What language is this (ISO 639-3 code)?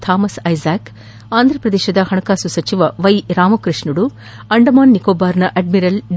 kan